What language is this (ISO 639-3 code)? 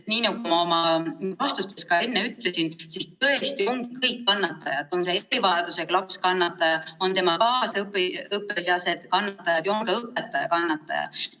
est